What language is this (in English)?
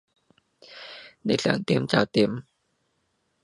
Cantonese